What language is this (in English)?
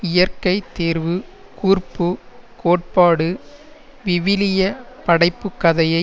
Tamil